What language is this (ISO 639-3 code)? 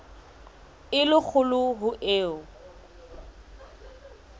sot